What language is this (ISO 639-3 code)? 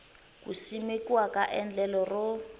tso